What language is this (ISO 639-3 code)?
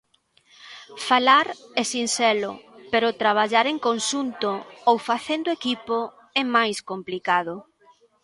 glg